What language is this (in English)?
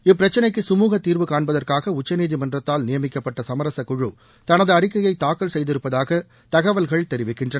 Tamil